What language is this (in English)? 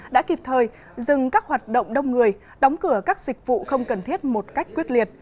Vietnamese